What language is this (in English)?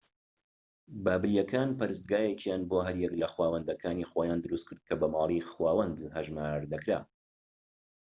Central Kurdish